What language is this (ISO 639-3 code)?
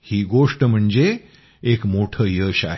mar